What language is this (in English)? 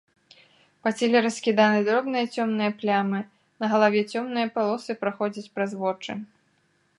Belarusian